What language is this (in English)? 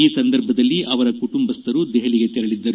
Kannada